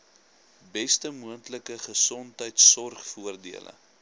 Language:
Afrikaans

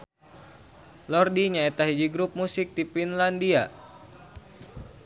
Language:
Sundanese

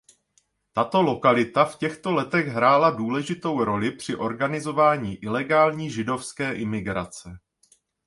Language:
Czech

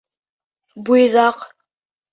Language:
Bashkir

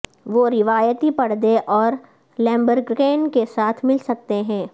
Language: Urdu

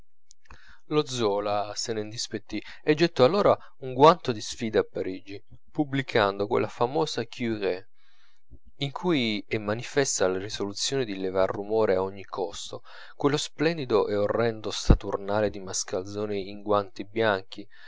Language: Italian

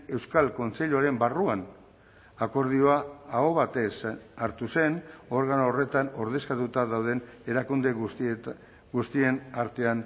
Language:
Basque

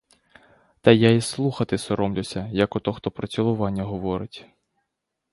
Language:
Ukrainian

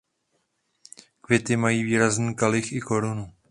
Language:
Czech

